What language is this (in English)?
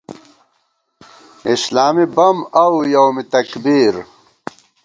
Gawar-Bati